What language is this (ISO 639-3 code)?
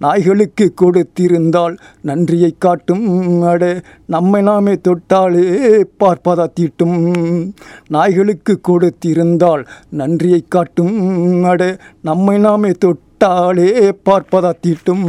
tam